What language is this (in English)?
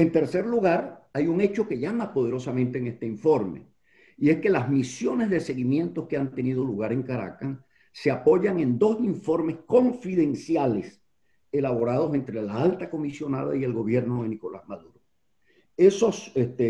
Spanish